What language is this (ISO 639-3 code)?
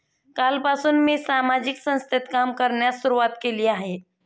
mar